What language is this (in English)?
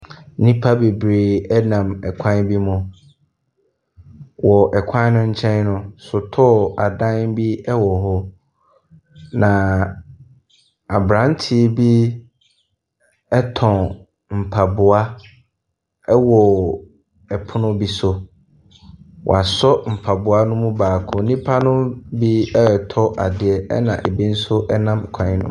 Akan